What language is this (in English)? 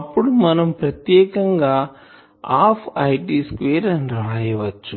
Telugu